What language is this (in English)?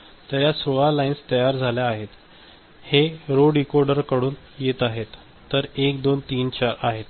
Marathi